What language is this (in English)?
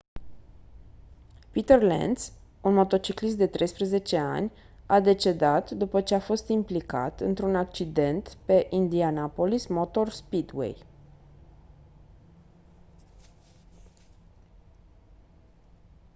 Romanian